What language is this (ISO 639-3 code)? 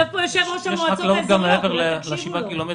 heb